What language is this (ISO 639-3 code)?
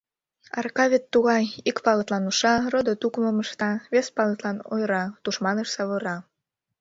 chm